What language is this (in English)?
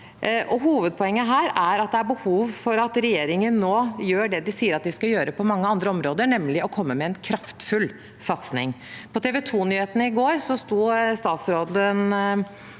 Norwegian